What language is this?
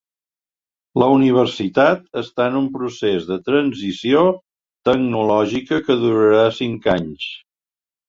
Catalan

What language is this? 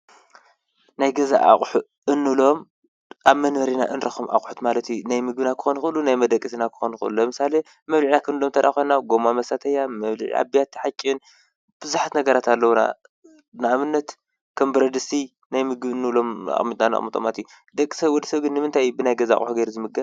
Tigrinya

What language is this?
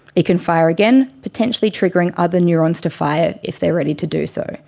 English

